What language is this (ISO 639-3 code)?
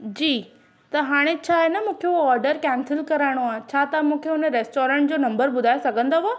snd